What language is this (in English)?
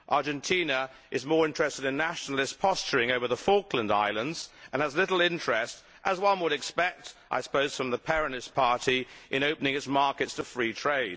English